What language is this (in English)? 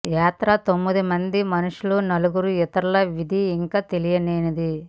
Telugu